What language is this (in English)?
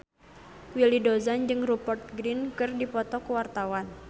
Sundanese